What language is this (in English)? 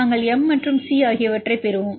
Tamil